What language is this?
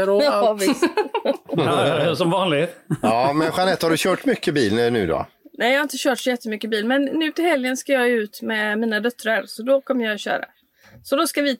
Swedish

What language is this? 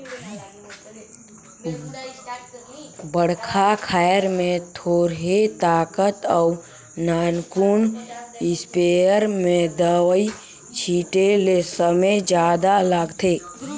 Chhattisgarhi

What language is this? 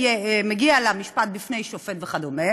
Hebrew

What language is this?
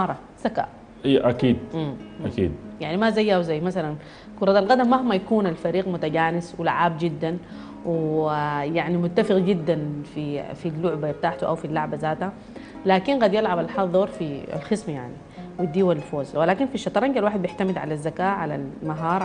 Arabic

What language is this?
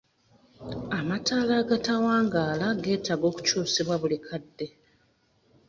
Ganda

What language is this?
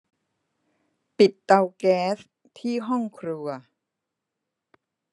Thai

